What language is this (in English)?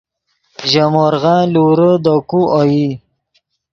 Yidgha